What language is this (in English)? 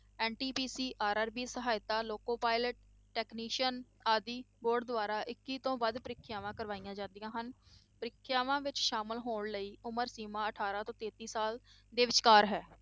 Punjabi